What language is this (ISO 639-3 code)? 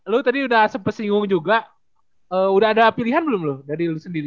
ind